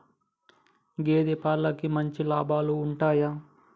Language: Telugu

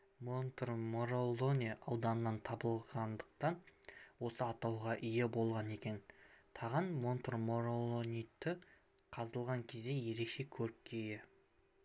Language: Kazakh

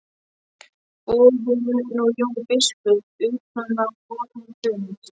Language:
Icelandic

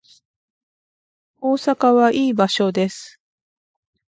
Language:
Japanese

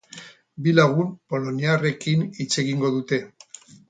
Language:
Basque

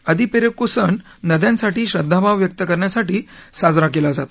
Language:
Marathi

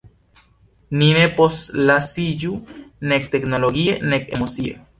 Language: Esperanto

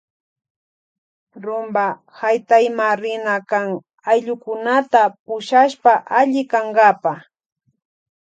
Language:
Loja Highland Quichua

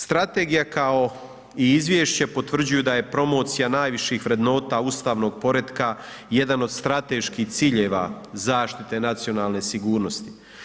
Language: Croatian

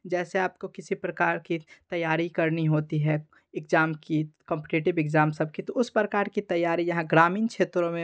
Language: Hindi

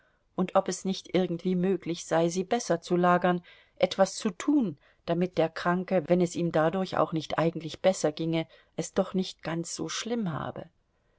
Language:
German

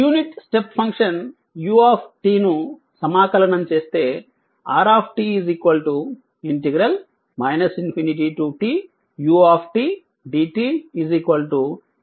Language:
Telugu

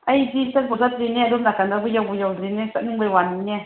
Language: Manipuri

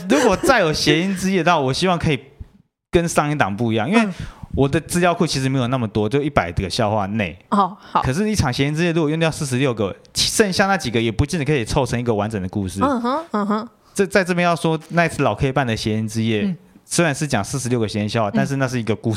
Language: Chinese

